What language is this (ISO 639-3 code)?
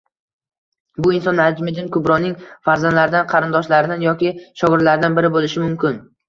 uzb